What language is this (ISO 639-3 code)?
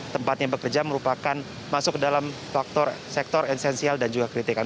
ind